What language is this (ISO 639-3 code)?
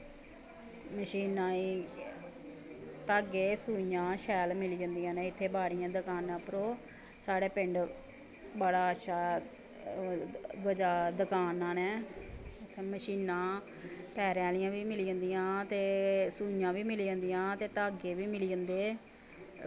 doi